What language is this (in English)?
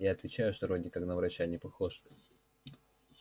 Russian